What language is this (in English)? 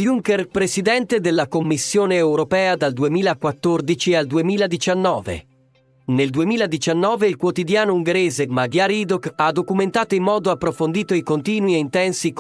Italian